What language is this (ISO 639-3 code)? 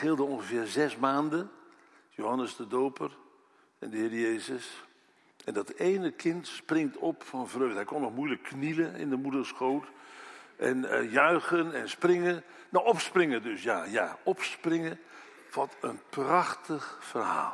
nld